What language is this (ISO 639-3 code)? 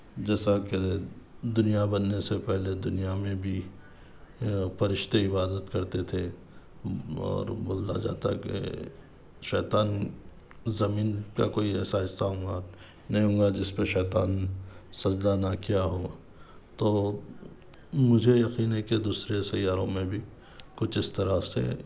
urd